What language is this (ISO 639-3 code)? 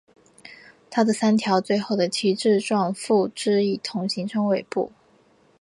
zho